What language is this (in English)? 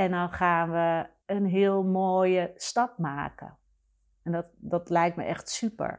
Dutch